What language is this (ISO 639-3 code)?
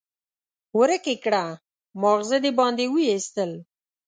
pus